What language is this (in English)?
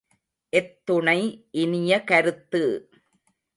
Tamil